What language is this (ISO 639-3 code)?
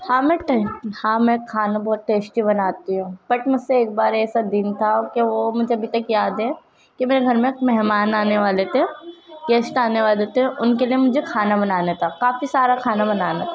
urd